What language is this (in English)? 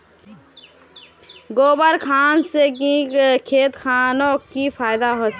Magahi